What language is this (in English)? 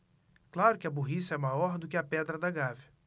Portuguese